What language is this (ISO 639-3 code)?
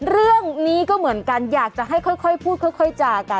tha